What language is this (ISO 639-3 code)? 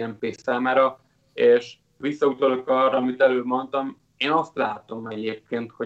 hun